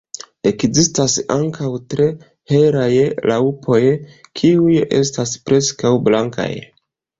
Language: Esperanto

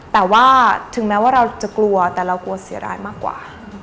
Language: Thai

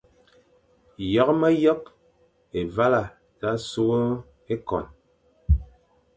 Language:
Fang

